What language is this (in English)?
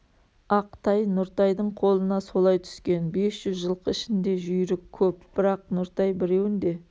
Kazakh